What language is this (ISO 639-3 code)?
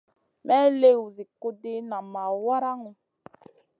mcn